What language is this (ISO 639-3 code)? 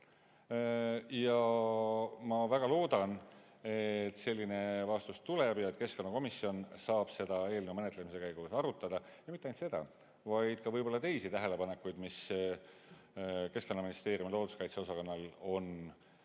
est